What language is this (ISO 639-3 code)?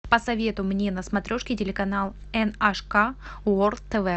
rus